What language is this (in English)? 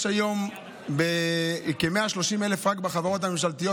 Hebrew